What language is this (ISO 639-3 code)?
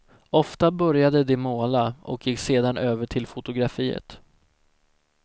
swe